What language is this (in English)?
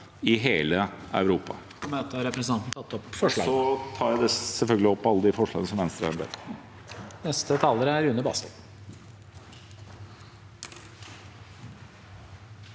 Norwegian